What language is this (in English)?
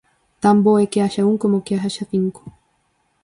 Galician